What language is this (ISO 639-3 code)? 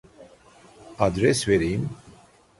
tur